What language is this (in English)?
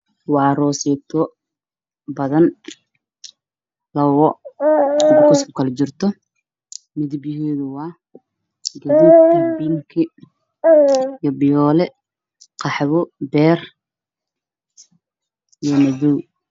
Somali